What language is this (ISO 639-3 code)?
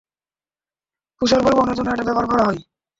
ben